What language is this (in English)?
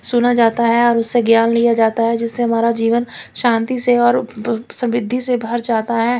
Hindi